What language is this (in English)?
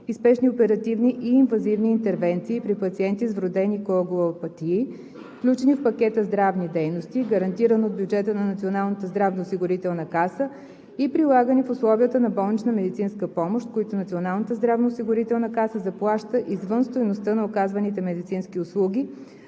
Bulgarian